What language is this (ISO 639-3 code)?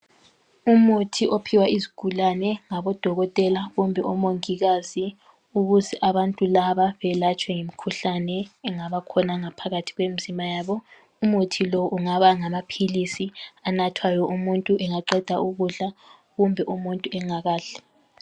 nde